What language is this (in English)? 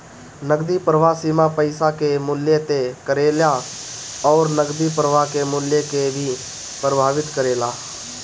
Bhojpuri